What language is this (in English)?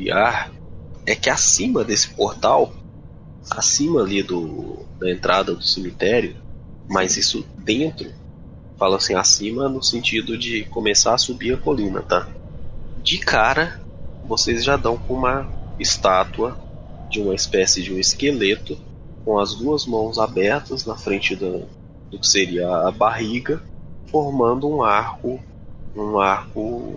Portuguese